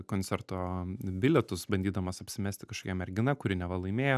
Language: Lithuanian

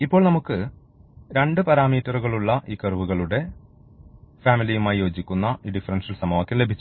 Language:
Malayalam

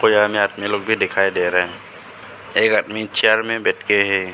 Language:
Hindi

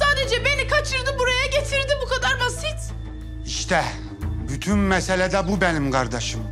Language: Turkish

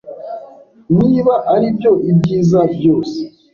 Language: Kinyarwanda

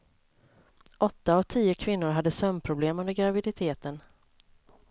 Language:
Swedish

